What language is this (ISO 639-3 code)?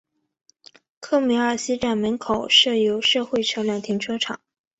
zho